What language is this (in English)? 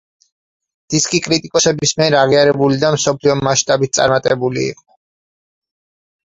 Georgian